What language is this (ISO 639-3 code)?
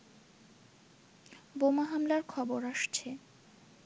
ben